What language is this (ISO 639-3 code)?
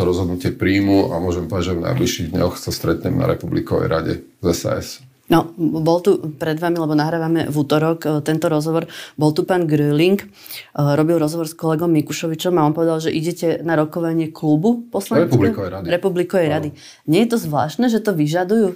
slk